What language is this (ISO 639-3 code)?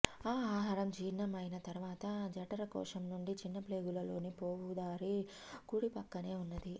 tel